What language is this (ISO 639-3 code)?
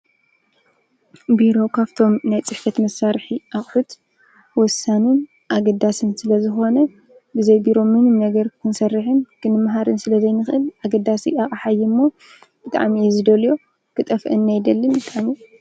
tir